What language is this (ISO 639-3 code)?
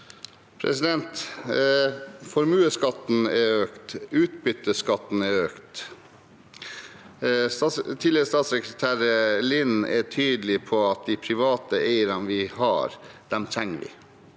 nor